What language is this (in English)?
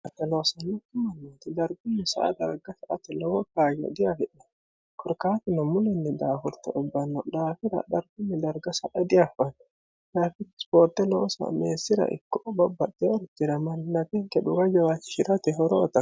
Sidamo